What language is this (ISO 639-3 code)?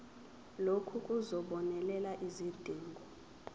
zul